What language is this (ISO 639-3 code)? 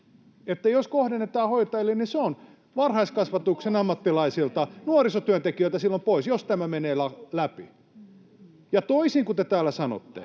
fin